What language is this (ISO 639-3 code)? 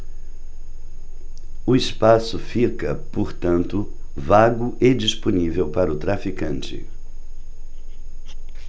por